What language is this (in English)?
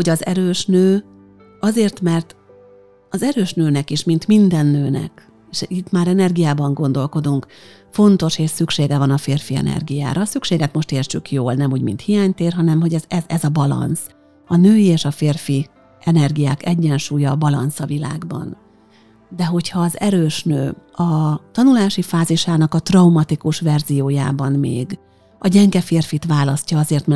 Hungarian